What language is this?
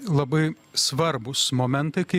Lithuanian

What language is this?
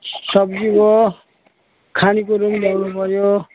Nepali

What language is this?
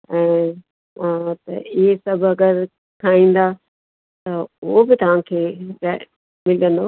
Sindhi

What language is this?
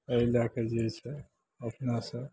Maithili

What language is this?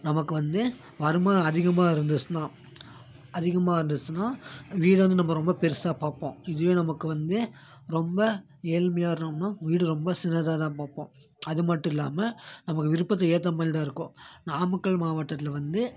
Tamil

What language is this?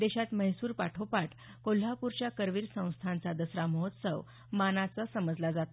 Marathi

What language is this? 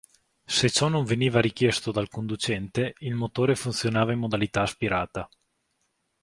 Italian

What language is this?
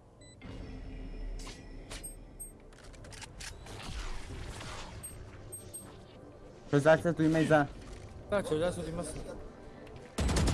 Turkish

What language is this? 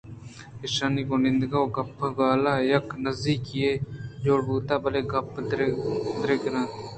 Eastern Balochi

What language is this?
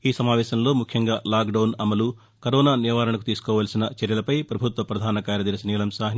Telugu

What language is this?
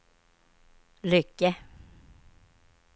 Swedish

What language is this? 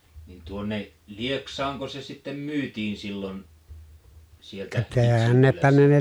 Finnish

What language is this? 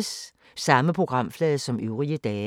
Danish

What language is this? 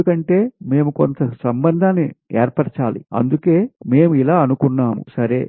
Telugu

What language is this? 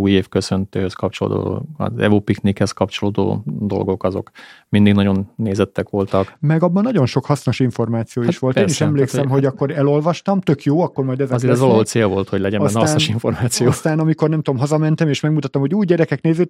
Hungarian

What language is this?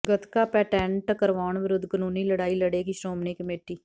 Punjabi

